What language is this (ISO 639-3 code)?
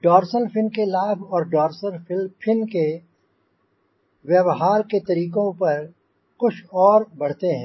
hin